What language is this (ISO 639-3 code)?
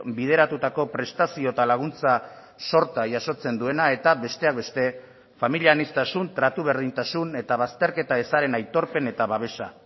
eus